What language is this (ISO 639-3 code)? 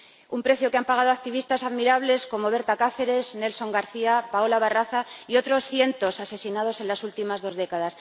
spa